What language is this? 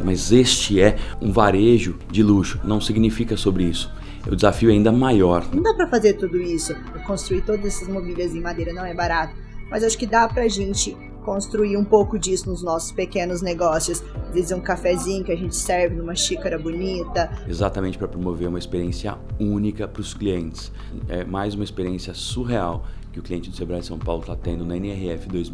Portuguese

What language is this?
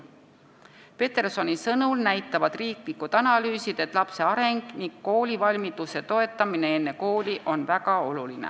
Estonian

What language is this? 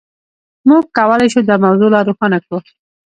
Pashto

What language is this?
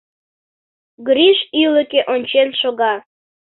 Mari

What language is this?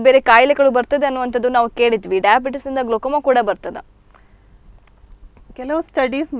Hindi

